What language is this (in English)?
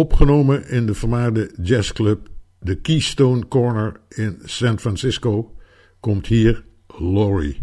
Dutch